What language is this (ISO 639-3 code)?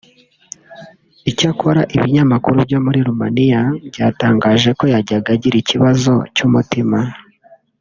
kin